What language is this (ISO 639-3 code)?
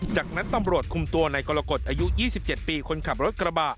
tha